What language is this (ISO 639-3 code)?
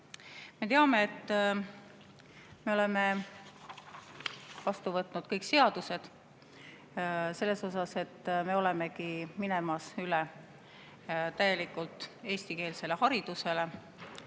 est